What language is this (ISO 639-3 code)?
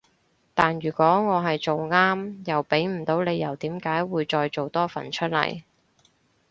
yue